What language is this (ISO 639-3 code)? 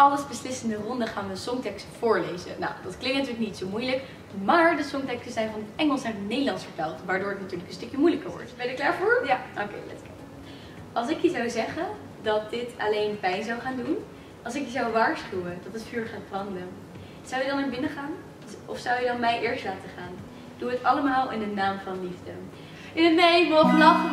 nld